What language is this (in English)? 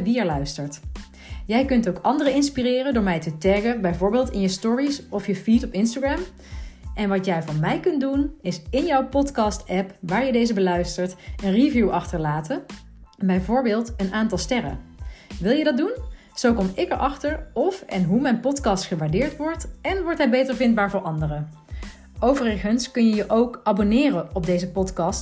Dutch